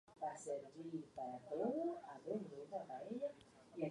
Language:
Spanish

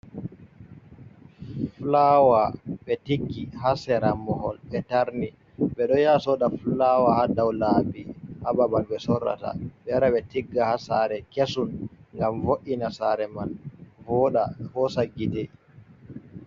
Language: Fula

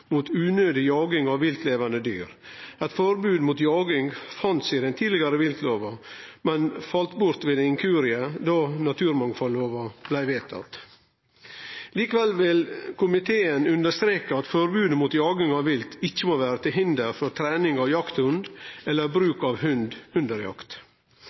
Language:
Norwegian Nynorsk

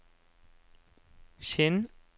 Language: Norwegian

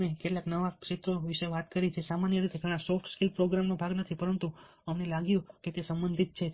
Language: Gujarati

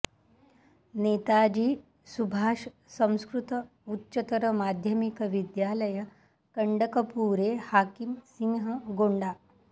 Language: Sanskrit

